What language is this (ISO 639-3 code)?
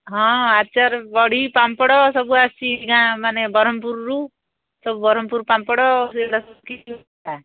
ori